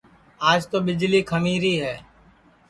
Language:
Sansi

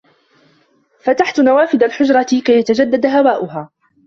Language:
Arabic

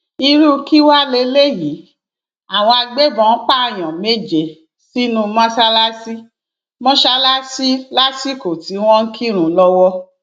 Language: Yoruba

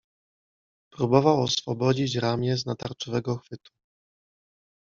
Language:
Polish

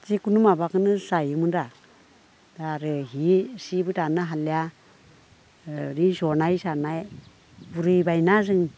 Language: Bodo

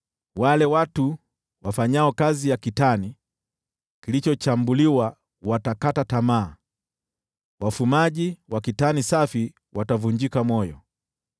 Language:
Swahili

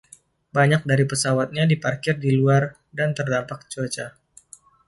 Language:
Indonesian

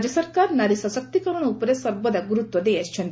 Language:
Odia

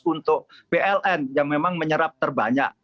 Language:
Indonesian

